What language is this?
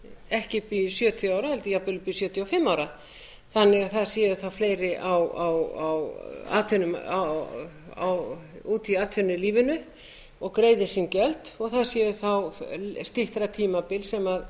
Icelandic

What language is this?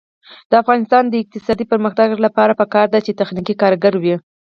Pashto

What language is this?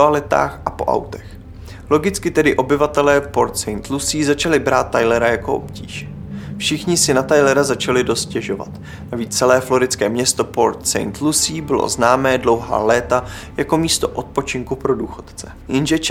Czech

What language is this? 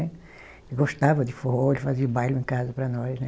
Portuguese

